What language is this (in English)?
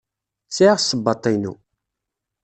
Kabyle